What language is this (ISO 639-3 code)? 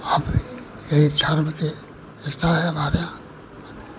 hin